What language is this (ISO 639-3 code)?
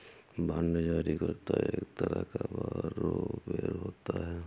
hin